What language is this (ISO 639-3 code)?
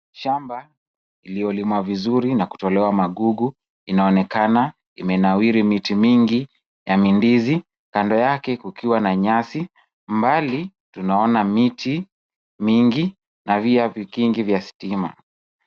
swa